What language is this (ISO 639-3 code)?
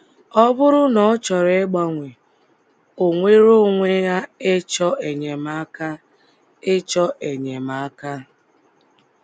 ibo